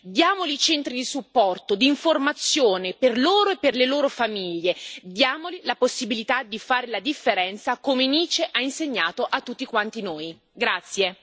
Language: Italian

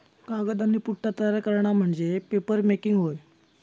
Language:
Marathi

